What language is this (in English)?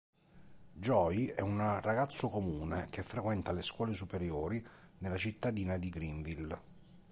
Italian